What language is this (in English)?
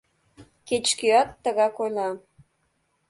Mari